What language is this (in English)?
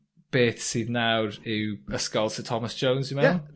Welsh